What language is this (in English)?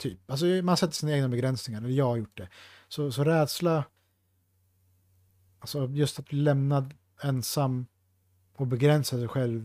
Swedish